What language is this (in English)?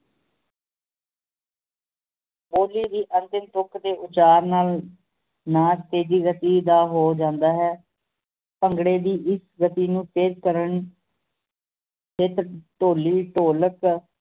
Punjabi